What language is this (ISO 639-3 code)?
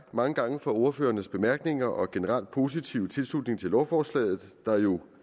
dan